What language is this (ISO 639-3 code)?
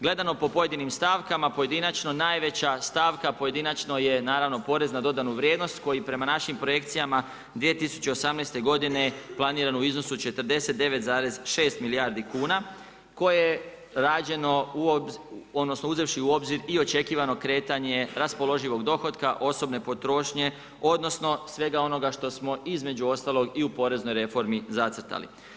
hrv